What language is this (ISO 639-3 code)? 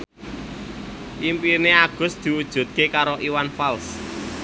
jav